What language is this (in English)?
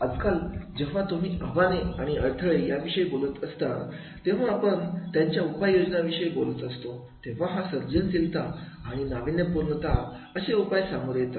Marathi